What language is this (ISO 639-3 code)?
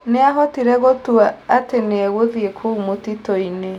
kik